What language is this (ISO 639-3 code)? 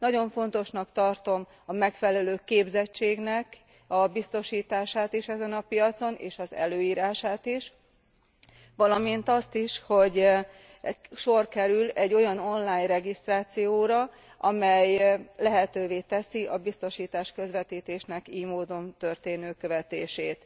hun